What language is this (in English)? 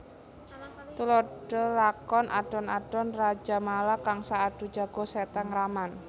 Javanese